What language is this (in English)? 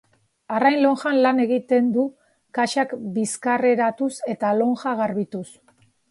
Basque